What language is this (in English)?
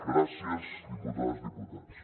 Catalan